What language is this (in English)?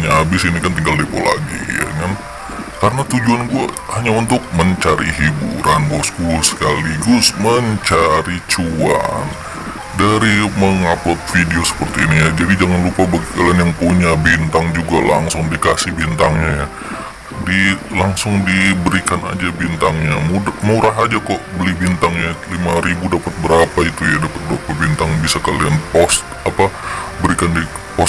Indonesian